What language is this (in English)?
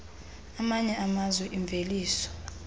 Xhosa